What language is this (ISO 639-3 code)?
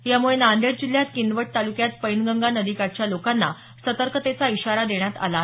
mar